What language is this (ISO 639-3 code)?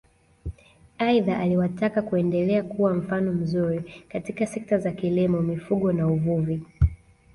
swa